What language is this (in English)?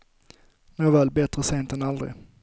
Swedish